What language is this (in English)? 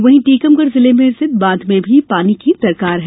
Hindi